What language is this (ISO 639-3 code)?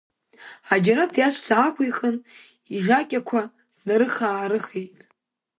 abk